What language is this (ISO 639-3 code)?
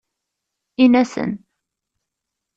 kab